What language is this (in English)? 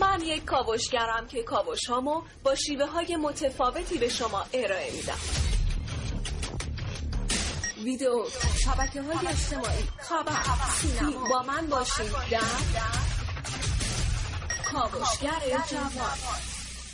Persian